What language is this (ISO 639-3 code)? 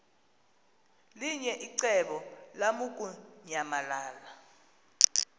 xho